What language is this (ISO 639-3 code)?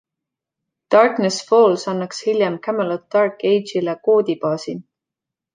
est